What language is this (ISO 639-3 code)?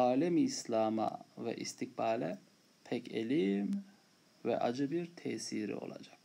tur